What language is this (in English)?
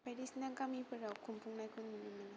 Bodo